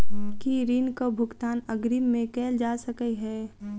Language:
Maithili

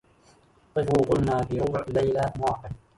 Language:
Arabic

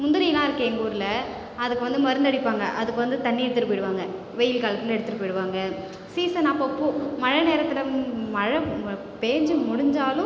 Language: Tamil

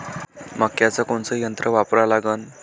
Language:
Marathi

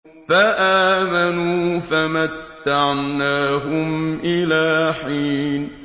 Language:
Arabic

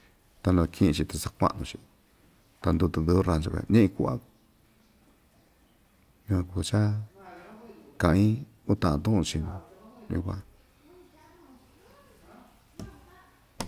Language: Ixtayutla Mixtec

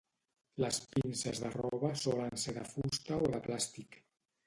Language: Catalan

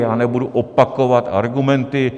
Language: Czech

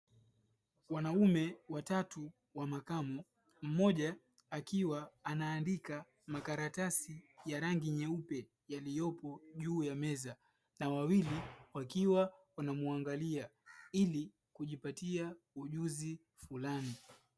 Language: Swahili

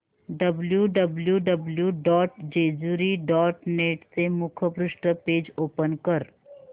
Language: Marathi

